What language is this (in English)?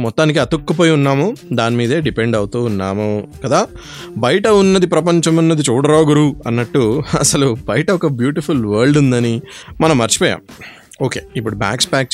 Telugu